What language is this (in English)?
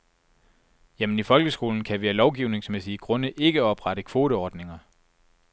Danish